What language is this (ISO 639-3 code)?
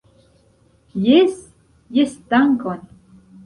epo